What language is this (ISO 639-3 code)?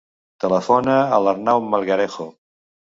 cat